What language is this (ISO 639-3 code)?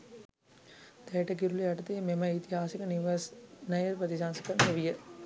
sin